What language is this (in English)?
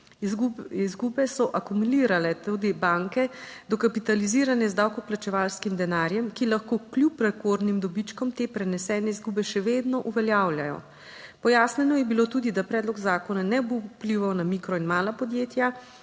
Slovenian